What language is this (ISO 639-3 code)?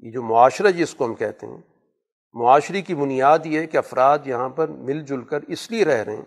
urd